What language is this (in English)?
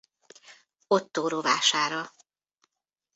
Hungarian